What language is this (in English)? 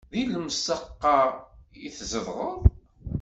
Kabyle